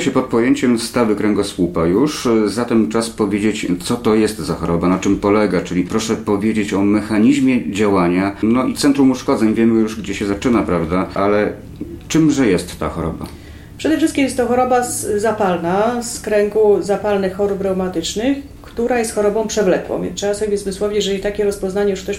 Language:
Polish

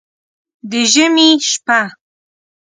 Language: Pashto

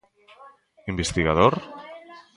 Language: Galician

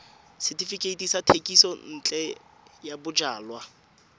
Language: Tswana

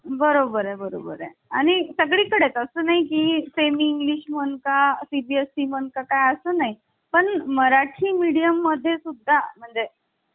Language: Marathi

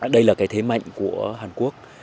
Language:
Vietnamese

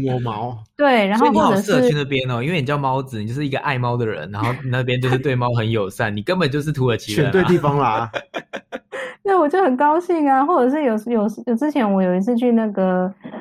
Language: Chinese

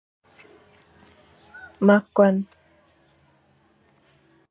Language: Fang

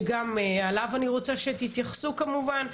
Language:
Hebrew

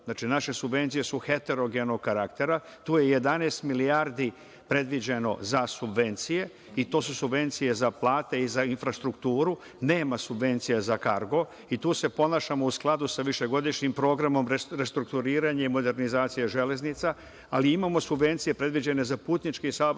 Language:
Serbian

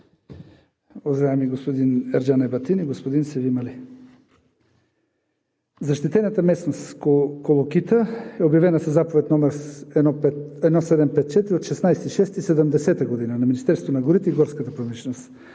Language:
Bulgarian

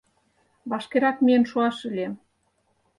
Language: Mari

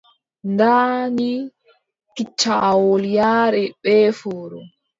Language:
Adamawa Fulfulde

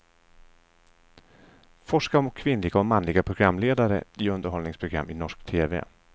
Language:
Swedish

